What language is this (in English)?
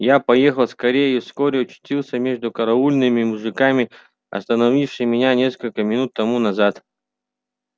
Russian